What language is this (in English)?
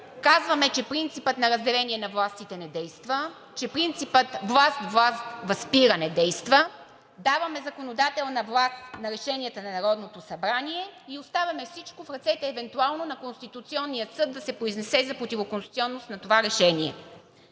Bulgarian